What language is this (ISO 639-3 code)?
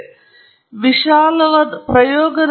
kan